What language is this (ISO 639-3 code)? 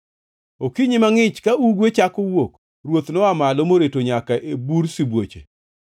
luo